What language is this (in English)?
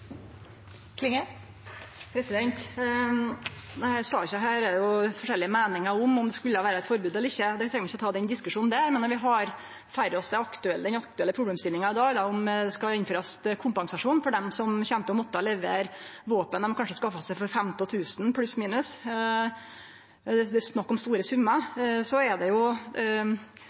Norwegian Nynorsk